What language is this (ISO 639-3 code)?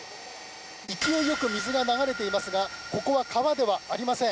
jpn